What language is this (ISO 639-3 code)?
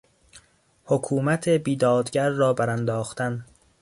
fas